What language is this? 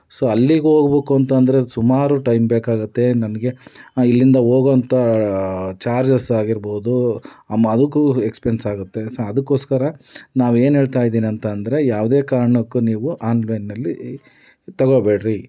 Kannada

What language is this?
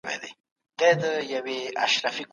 Pashto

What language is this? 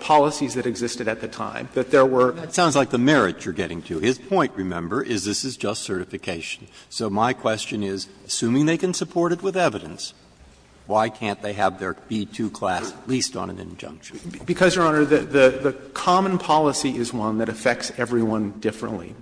English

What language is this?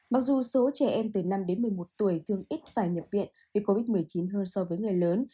Vietnamese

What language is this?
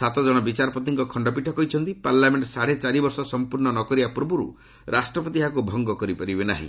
Odia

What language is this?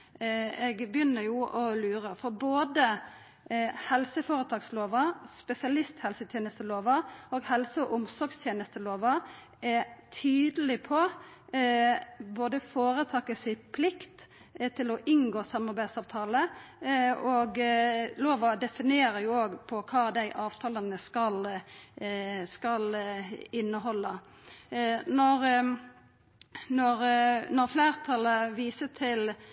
Norwegian Nynorsk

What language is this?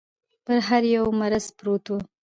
Pashto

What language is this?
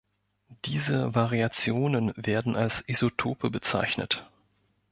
German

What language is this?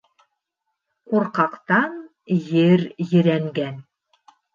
Bashkir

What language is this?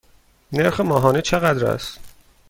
Persian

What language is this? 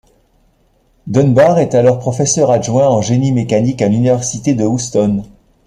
French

